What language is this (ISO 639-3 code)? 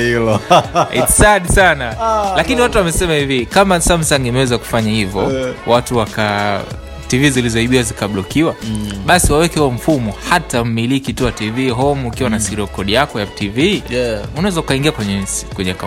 swa